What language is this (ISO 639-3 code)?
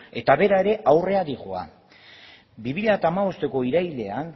eus